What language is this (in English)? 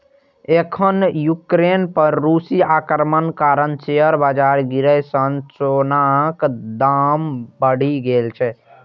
Maithili